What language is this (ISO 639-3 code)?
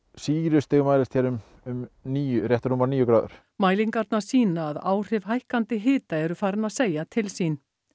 isl